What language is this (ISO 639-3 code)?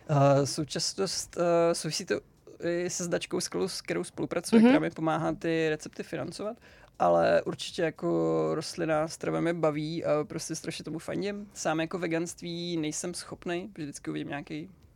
ces